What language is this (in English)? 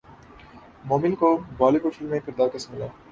Urdu